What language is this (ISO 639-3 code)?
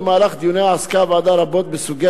heb